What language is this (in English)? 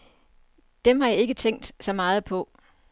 Danish